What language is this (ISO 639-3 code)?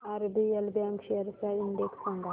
mar